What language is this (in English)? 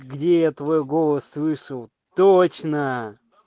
Russian